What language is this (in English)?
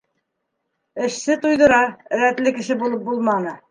Bashkir